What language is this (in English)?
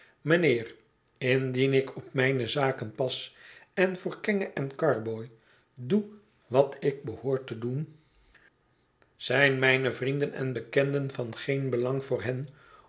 Dutch